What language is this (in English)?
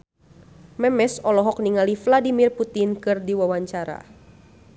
Sundanese